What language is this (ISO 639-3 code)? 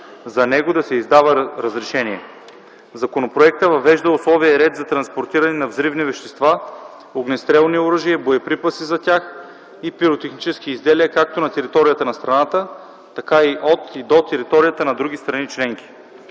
bul